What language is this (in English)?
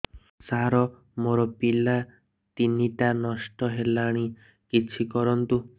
Odia